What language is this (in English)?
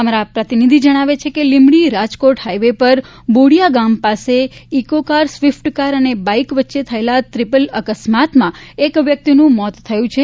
Gujarati